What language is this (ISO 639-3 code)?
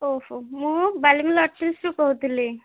ori